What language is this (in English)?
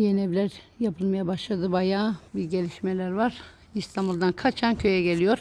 Turkish